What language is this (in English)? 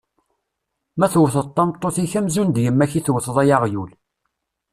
Kabyle